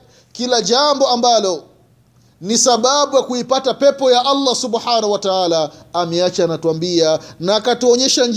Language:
Swahili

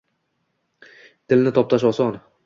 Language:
Uzbek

